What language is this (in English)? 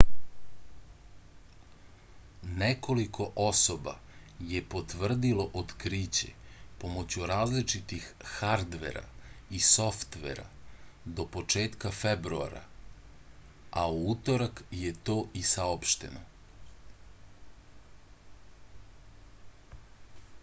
Serbian